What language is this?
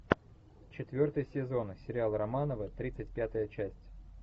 Russian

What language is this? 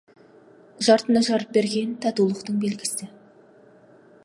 Kazakh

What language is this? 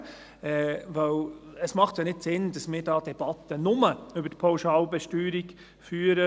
Swiss German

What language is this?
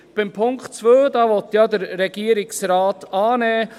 Swiss German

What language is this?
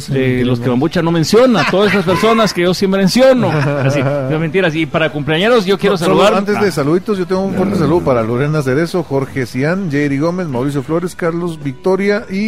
Spanish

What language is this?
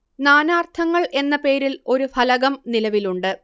Malayalam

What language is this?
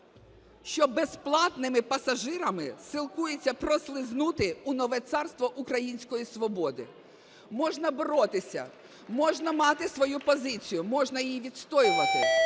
Ukrainian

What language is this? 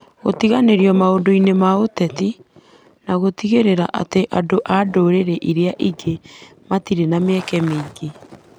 Kikuyu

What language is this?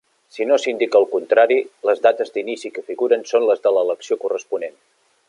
Catalan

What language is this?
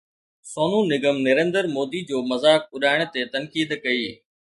Sindhi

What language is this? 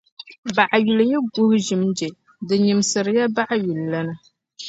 Dagbani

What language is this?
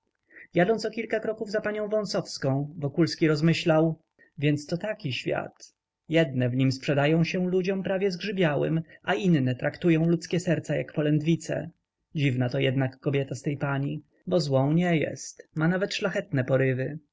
Polish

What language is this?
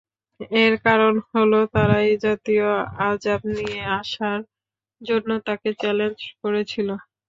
Bangla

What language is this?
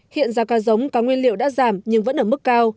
Vietnamese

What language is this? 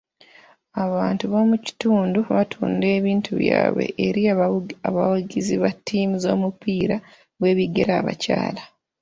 Ganda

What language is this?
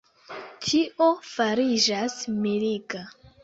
Esperanto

